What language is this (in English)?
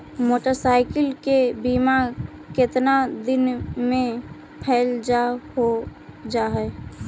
Magahi